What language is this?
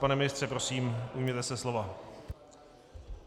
Czech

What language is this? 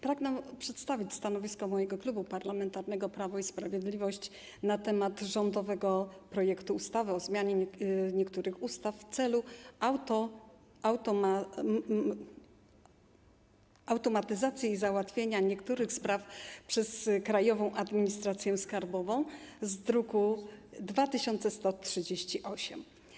Polish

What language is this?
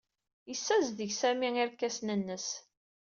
Kabyle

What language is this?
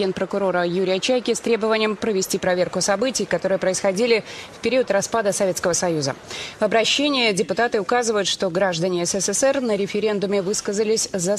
Russian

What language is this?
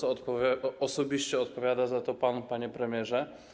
Polish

